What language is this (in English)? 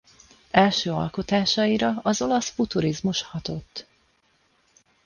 Hungarian